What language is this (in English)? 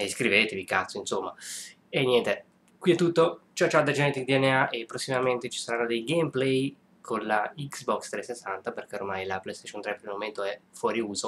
Italian